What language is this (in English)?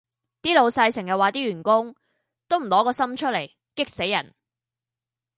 Cantonese